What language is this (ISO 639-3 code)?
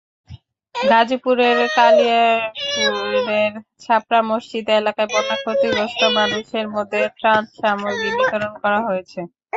ben